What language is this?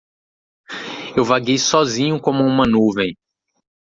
Portuguese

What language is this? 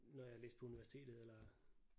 Danish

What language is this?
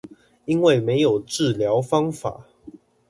Chinese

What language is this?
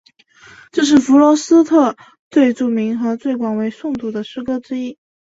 Chinese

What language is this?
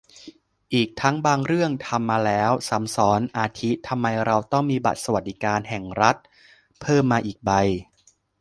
Thai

